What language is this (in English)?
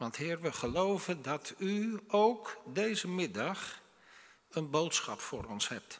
Dutch